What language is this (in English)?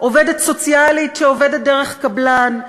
Hebrew